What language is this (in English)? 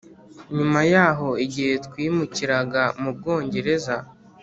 Kinyarwanda